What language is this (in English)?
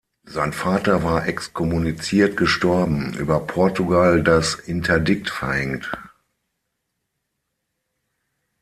German